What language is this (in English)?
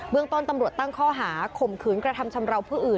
Thai